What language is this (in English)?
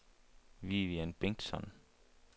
Danish